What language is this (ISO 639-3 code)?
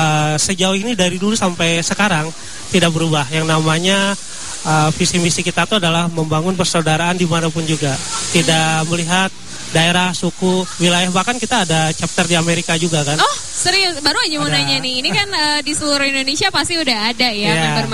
ind